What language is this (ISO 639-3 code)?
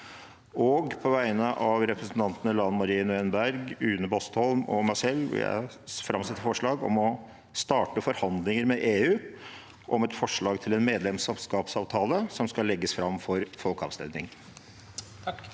nor